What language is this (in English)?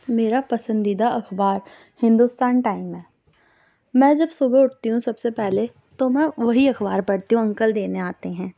Urdu